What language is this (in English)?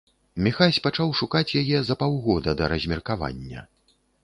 Belarusian